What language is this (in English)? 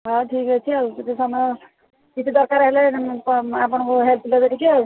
Odia